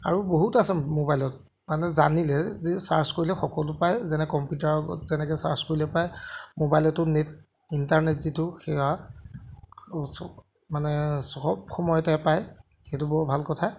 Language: Assamese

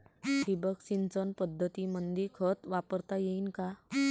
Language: Marathi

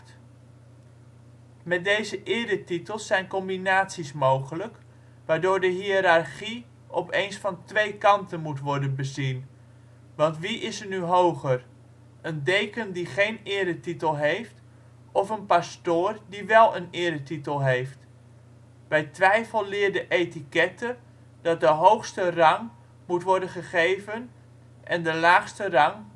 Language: Dutch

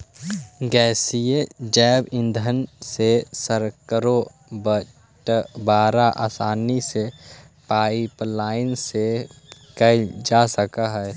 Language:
Magahi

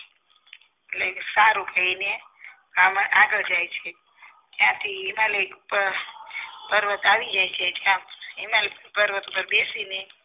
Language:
Gujarati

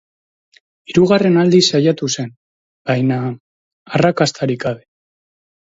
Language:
Basque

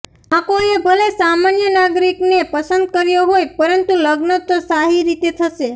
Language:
Gujarati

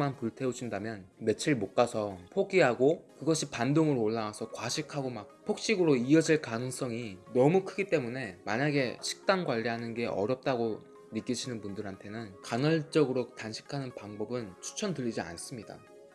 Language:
Korean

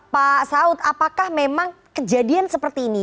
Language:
Indonesian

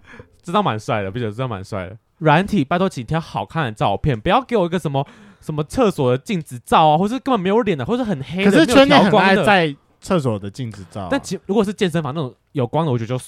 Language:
Chinese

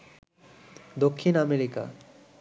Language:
Bangla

